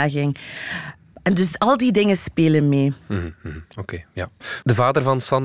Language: Dutch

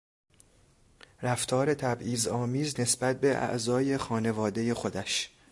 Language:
Persian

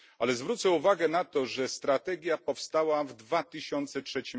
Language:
Polish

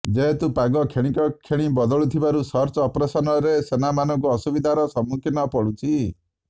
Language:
Odia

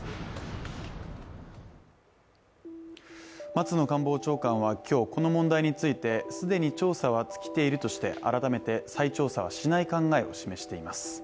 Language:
Japanese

